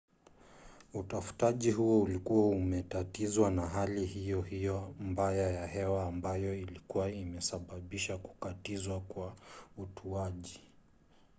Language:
Swahili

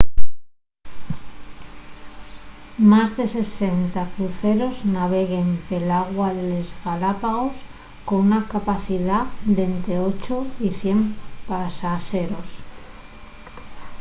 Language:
Asturian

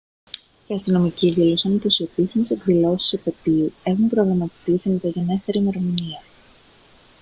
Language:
Greek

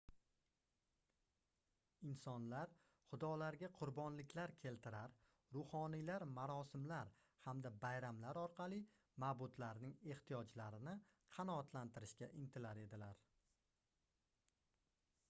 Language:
Uzbek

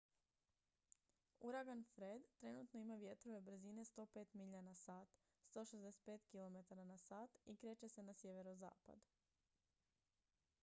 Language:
Croatian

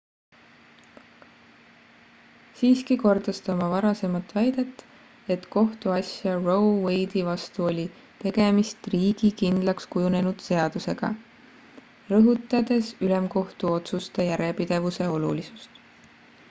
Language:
Estonian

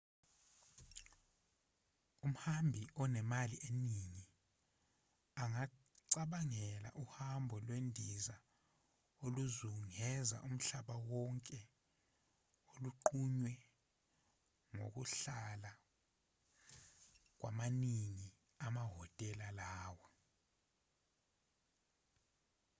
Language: Zulu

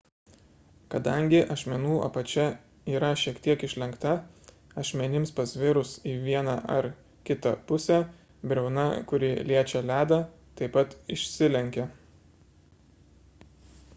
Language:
Lithuanian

